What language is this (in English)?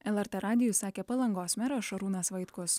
Lithuanian